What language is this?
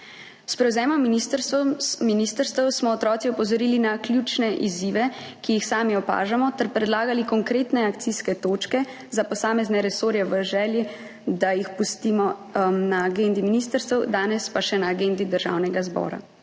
Slovenian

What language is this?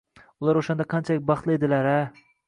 Uzbek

